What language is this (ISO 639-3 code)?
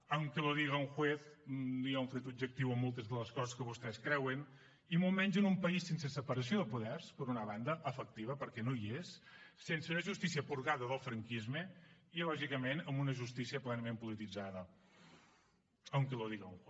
cat